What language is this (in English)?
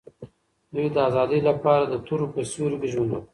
Pashto